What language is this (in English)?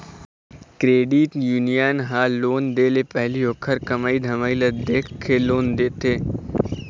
Chhattisgarhi